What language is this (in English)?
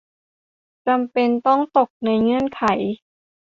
Thai